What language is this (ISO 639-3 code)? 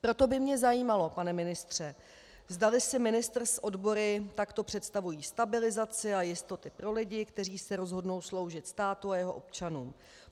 ces